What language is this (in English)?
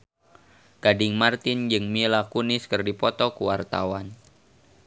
Sundanese